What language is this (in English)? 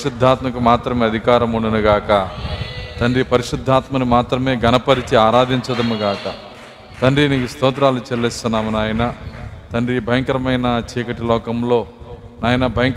Telugu